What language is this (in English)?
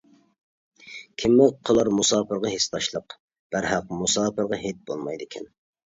Uyghur